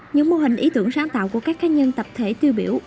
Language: Vietnamese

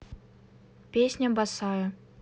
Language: Russian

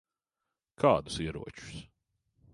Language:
Latvian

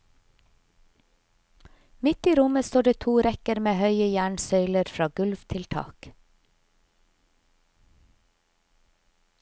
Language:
Norwegian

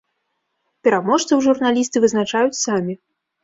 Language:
Belarusian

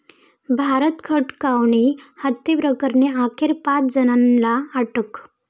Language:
Marathi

